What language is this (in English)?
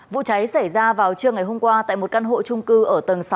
Vietnamese